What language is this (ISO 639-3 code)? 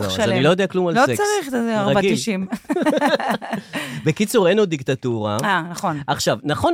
heb